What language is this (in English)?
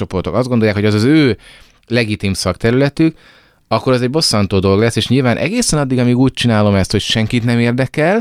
Hungarian